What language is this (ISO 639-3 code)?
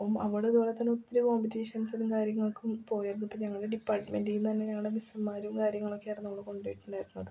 mal